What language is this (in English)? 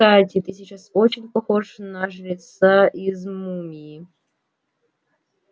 Russian